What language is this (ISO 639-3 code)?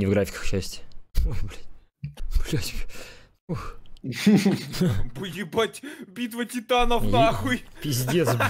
rus